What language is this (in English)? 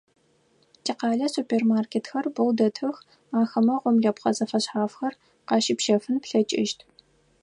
Adyghe